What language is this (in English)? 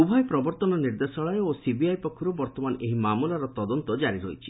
Odia